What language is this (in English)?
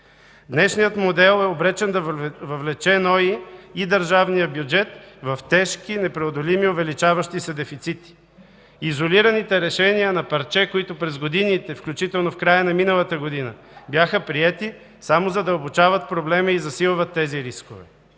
Bulgarian